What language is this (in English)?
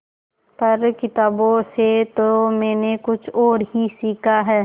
Hindi